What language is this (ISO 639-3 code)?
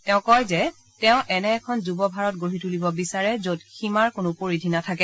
asm